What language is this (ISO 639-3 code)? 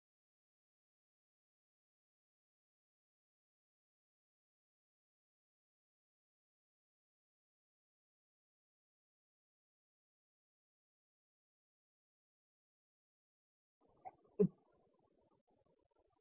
guj